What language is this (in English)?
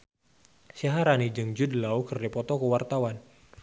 Sundanese